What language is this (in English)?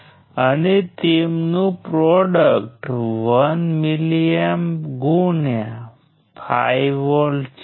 Gujarati